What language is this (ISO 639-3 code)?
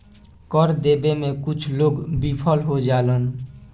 bho